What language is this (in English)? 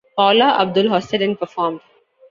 English